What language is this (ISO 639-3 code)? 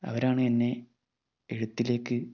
mal